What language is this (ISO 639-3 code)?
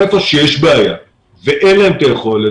heb